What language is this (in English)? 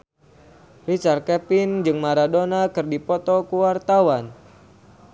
Sundanese